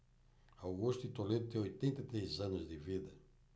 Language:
Portuguese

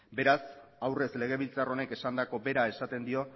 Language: Basque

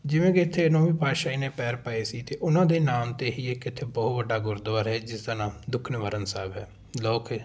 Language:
Punjabi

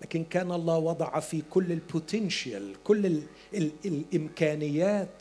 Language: Arabic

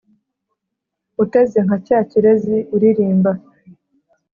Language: Kinyarwanda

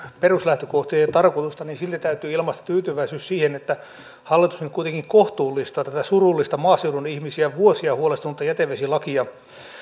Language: Finnish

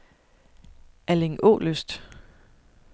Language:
Danish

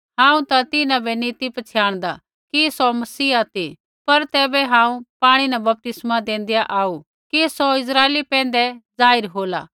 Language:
Kullu Pahari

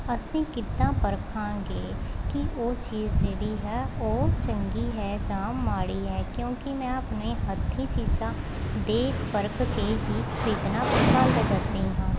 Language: Punjabi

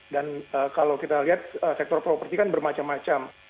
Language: Indonesian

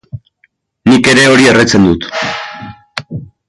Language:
Basque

